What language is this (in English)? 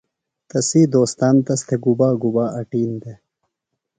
Phalura